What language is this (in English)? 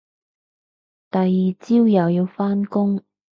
Cantonese